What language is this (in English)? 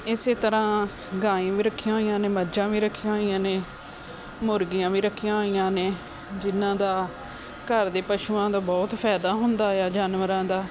Punjabi